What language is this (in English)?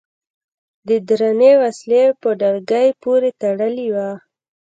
Pashto